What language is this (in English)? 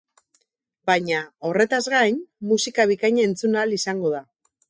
Basque